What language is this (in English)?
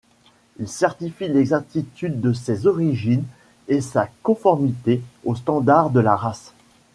French